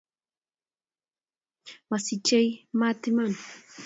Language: Kalenjin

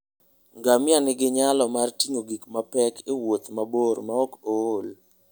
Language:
Luo (Kenya and Tanzania)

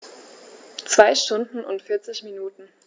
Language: German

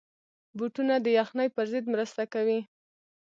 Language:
Pashto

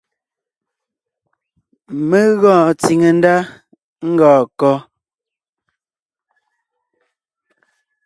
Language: Ngiemboon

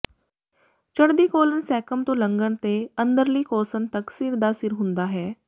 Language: Punjabi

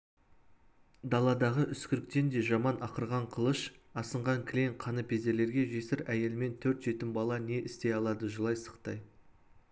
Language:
Kazakh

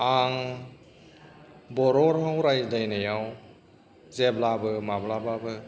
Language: Bodo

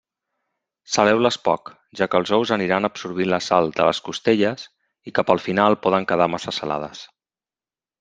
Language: Catalan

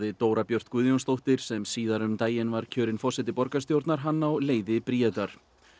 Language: Icelandic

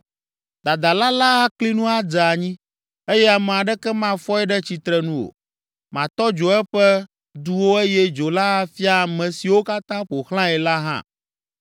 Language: Ewe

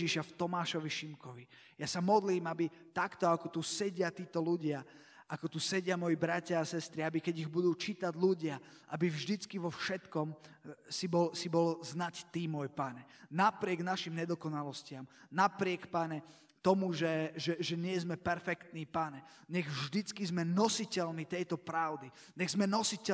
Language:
Slovak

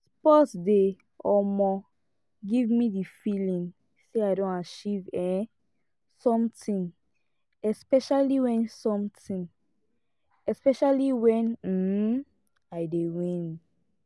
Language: Nigerian Pidgin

